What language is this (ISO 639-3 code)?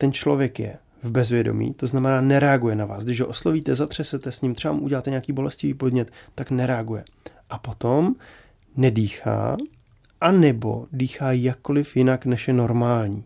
ces